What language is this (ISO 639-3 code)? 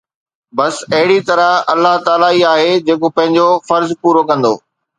snd